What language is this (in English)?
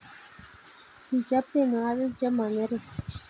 Kalenjin